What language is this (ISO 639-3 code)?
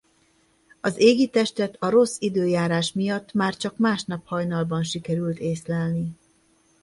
hun